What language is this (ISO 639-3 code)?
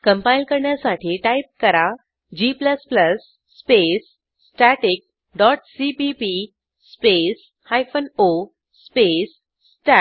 mar